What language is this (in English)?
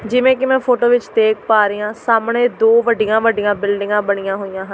Punjabi